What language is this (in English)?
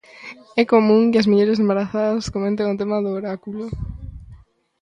Galician